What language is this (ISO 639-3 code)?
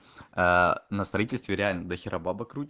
rus